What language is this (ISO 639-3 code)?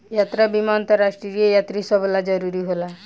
bho